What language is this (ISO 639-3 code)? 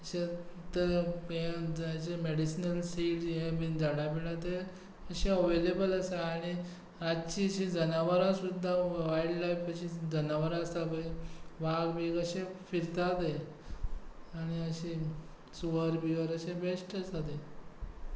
kok